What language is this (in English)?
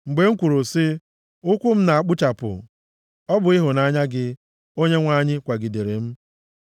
Igbo